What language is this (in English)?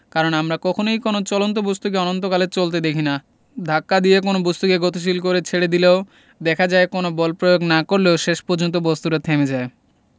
Bangla